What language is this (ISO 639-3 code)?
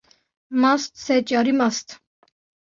kur